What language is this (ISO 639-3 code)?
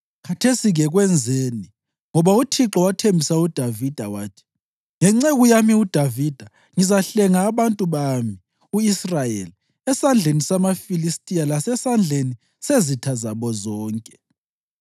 nde